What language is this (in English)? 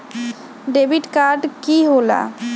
Magahi